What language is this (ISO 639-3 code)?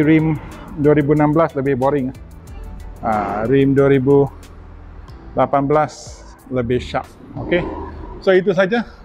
msa